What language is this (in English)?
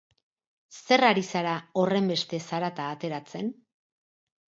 Basque